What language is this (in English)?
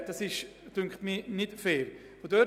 Swiss German